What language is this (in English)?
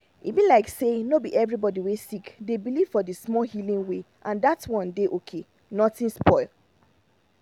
Nigerian Pidgin